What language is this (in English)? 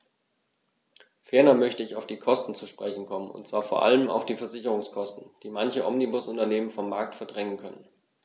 German